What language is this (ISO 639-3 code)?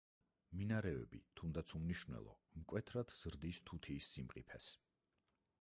kat